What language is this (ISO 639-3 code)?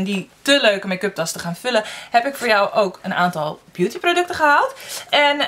nld